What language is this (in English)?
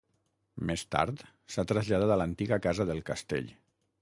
Catalan